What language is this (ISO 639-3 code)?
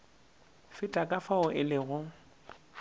nso